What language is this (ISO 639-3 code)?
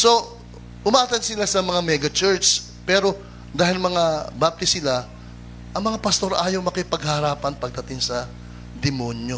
fil